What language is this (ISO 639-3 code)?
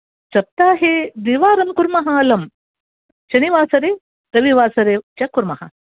san